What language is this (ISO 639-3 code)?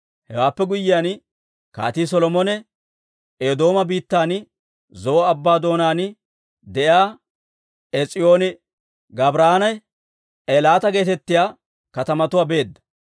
dwr